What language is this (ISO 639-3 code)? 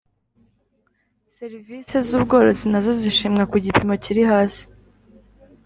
kin